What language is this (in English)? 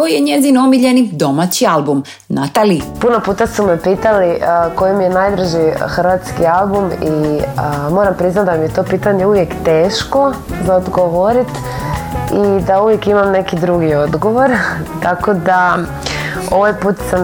Croatian